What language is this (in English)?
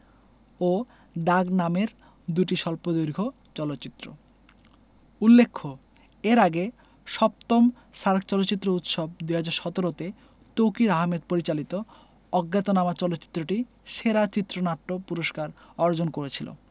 Bangla